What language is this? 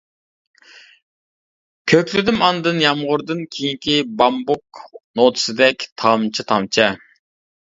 Uyghur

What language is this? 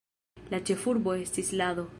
Esperanto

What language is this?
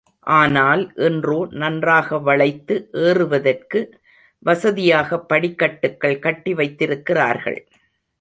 Tamil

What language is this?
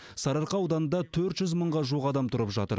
Kazakh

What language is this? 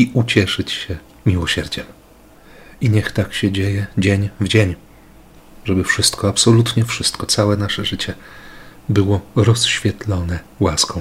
Polish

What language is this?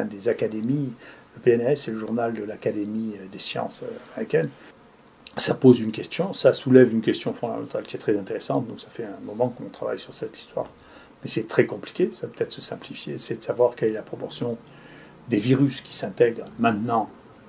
French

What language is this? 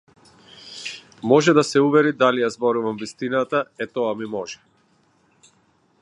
Macedonian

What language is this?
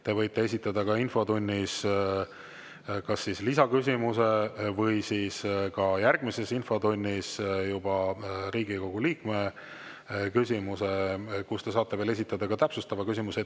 Estonian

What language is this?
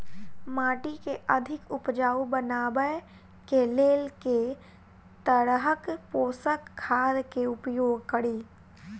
Maithili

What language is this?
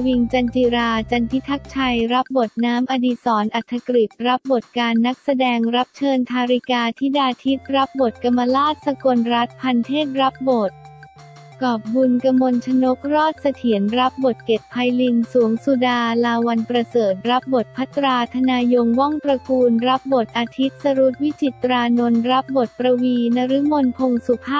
Thai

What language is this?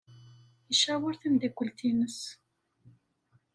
Kabyle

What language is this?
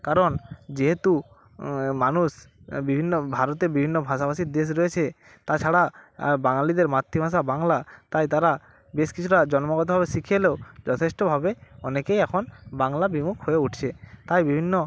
Bangla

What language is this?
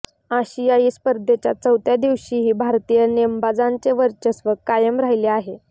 Marathi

